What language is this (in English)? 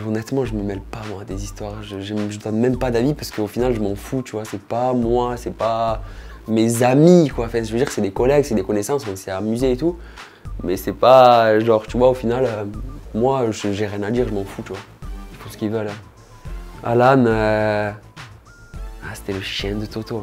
French